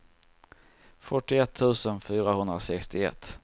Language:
Swedish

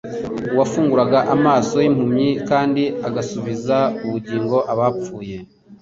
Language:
Kinyarwanda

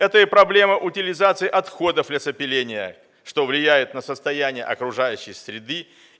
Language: Russian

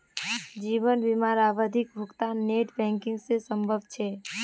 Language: Magahi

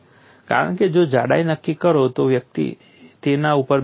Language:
Gujarati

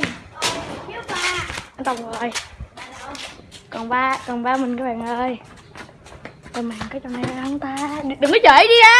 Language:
Vietnamese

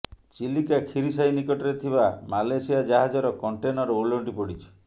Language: Odia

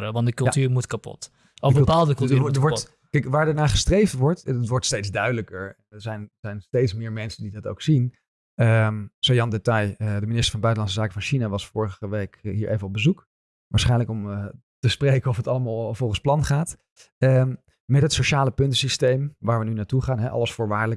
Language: Dutch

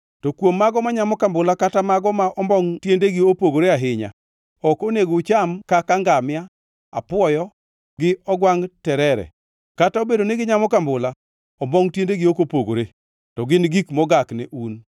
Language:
Luo (Kenya and Tanzania)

